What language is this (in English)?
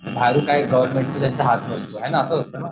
Marathi